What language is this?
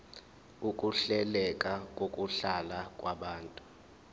Zulu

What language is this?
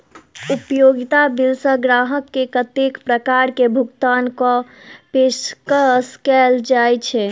Maithili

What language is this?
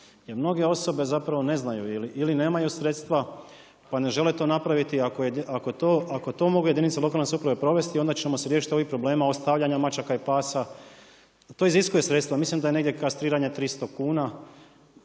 Croatian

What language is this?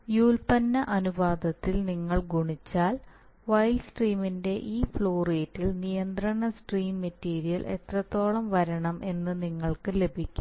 Malayalam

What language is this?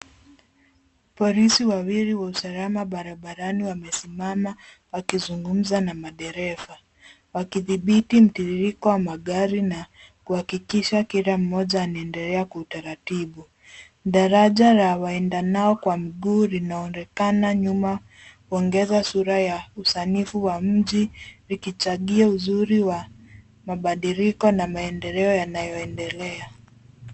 Swahili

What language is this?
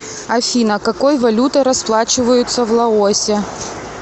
Russian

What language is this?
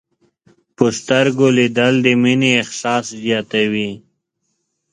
Pashto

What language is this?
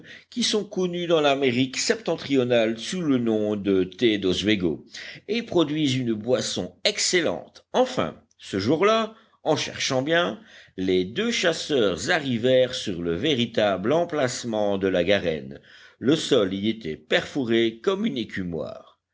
French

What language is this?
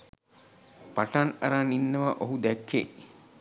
Sinhala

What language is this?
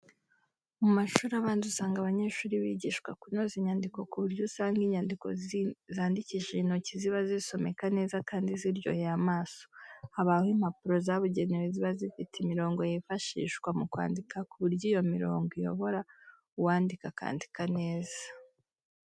Kinyarwanda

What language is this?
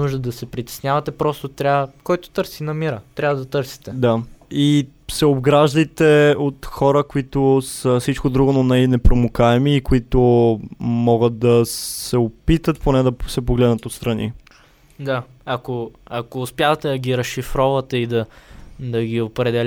Bulgarian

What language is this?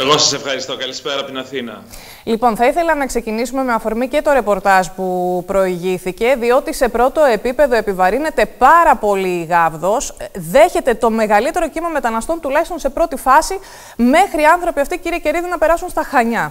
Greek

